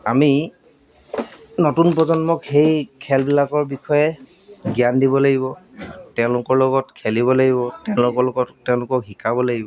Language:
Assamese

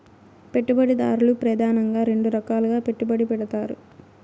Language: Telugu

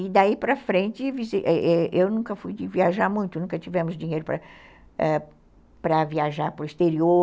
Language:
Portuguese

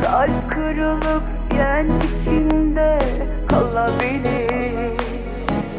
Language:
Turkish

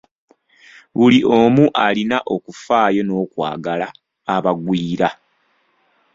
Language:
Ganda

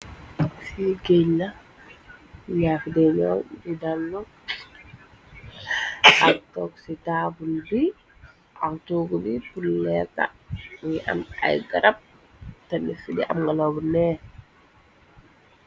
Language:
Wolof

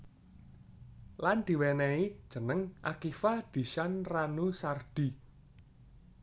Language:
Javanese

